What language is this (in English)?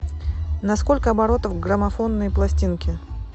Russian